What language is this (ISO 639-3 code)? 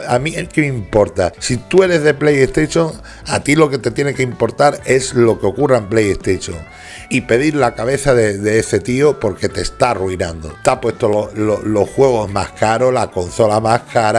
spa